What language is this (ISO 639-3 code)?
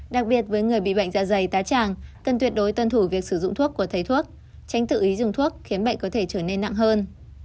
vie